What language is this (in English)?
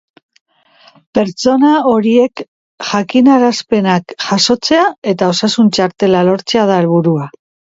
Basque